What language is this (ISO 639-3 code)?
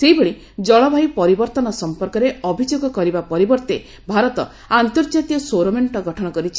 ori